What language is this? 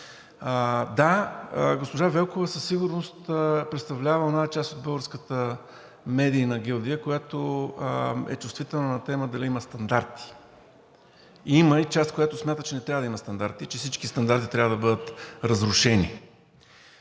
Bulgarian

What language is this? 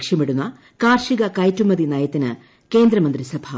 Malayalam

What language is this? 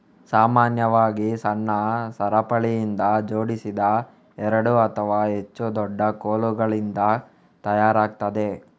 Kannada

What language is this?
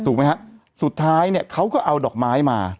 Thai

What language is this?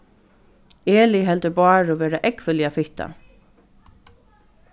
Faroese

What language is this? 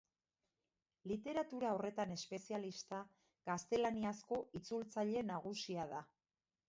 Basque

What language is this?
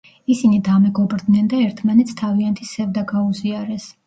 Georgian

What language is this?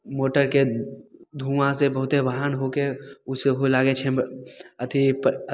Maithili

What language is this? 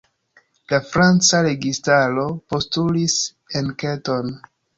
Esperanto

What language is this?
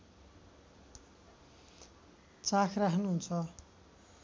Nepali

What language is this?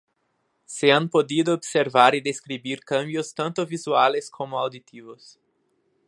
Spanish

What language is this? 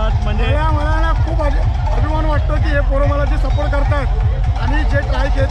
Hindi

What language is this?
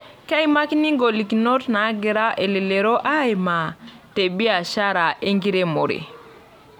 Masai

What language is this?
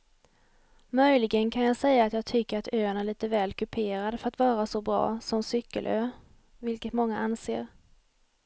Swedish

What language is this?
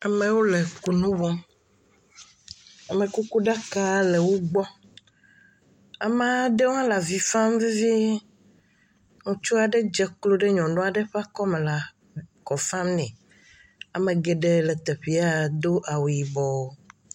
Ewe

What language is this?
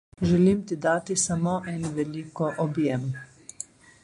Slovenian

